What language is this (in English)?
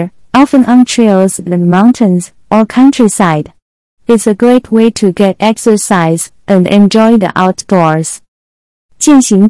Chinese